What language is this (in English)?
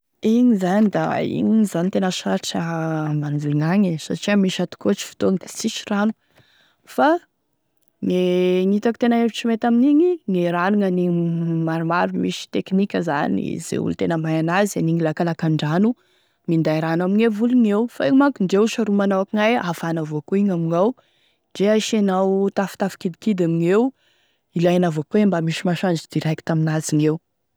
Tesaka Malagasy